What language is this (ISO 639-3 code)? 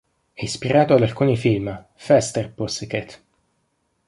ita